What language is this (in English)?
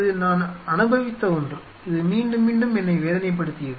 Tamil